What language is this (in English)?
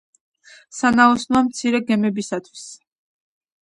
Georgian